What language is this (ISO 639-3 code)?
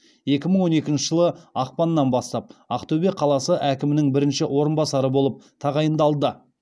kaz